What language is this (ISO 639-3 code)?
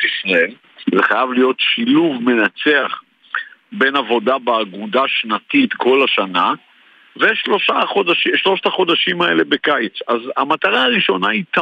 heb